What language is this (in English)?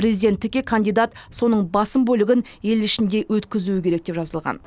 Kazakh